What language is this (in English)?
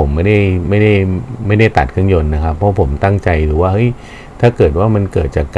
Thai